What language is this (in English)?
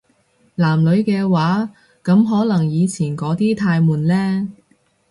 Cantonese